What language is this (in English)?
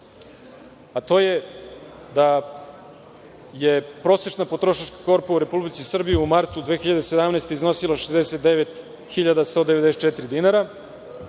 Serbian